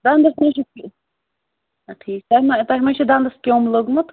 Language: Kashmiri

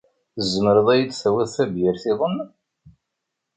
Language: Kabyle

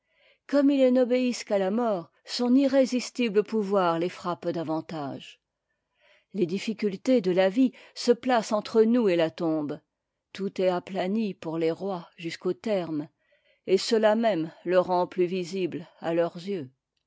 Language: French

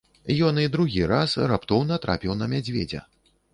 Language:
Belarusian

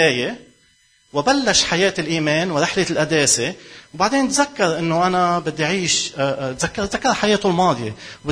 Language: Arabic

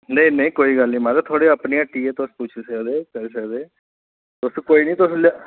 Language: Dogri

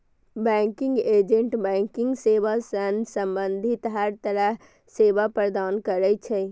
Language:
Maithili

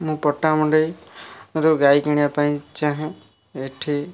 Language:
Odia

